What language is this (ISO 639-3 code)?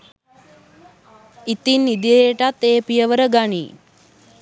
sin